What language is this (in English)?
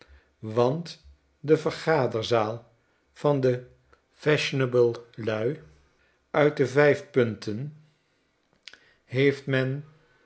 Dutch